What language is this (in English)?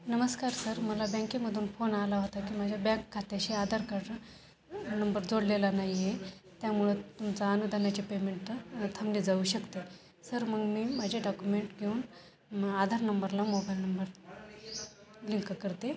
Marathi